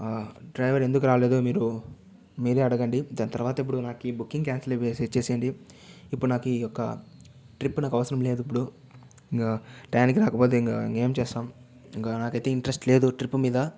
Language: Telugu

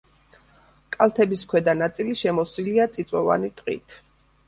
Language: Georgian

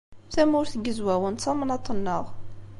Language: Kabyle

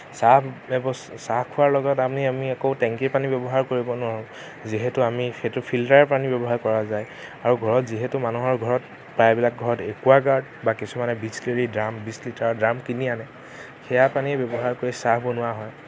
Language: Assamese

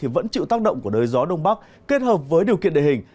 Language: Vietnamese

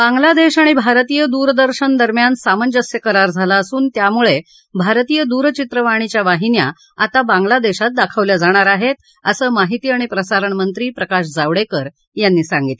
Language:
Marathi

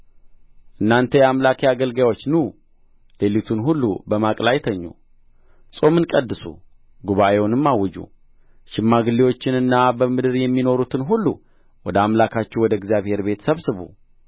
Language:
Amharic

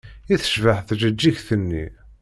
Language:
Kabyle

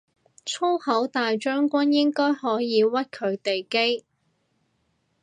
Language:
Cantonese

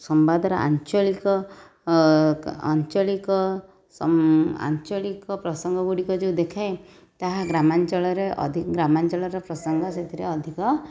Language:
Odia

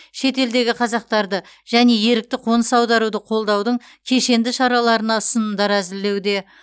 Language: Kazakh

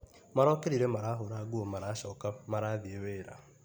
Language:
Kikuyu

